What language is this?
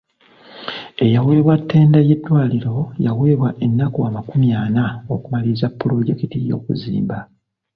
Ganda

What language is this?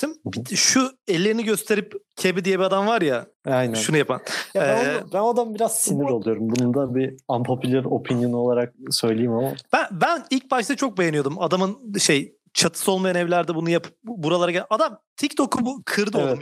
Turkish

